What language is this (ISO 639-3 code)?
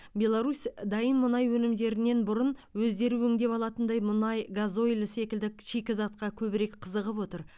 kaz